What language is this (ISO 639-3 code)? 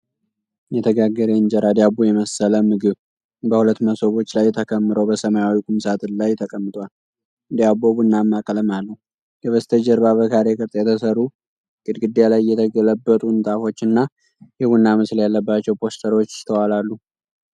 amh